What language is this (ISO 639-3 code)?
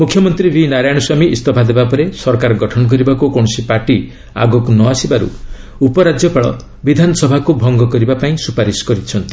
ori